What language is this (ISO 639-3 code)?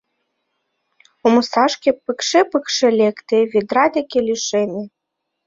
chm